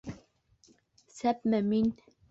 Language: Bashkir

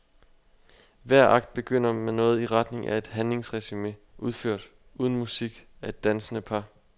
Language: Danish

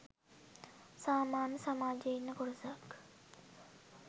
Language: Sinhala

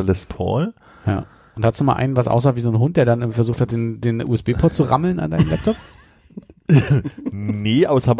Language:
German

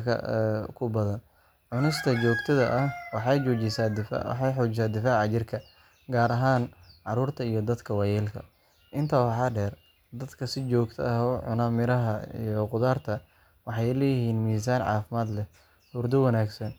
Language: Somali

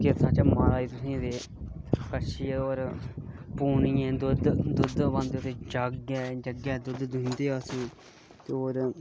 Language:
Dogri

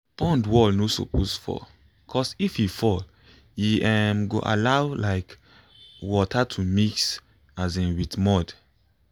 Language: Nigerian Pidgin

